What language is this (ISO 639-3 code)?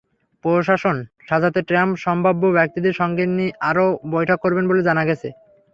ben